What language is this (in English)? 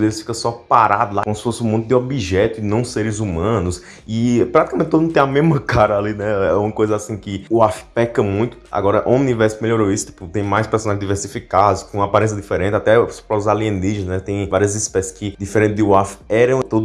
Portuguese